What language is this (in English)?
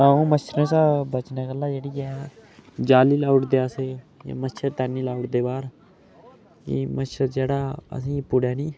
Dogri